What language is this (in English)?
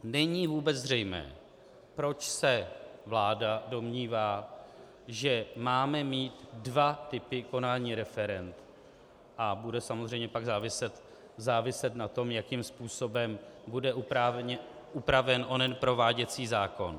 Czech